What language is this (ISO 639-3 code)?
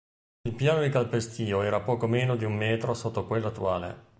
ita